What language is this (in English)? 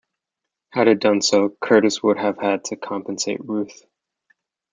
English